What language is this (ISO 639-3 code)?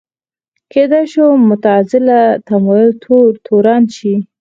pus